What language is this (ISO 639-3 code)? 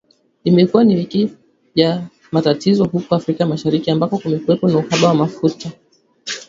swa